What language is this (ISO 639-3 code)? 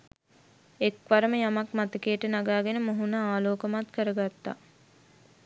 sin